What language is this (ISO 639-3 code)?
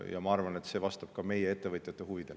est